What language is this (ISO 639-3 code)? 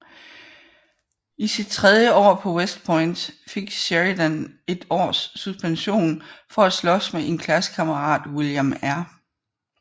dan